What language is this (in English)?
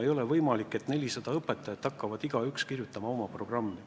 Estonian